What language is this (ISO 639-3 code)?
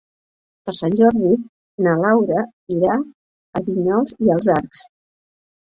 cat